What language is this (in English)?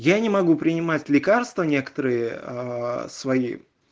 Russian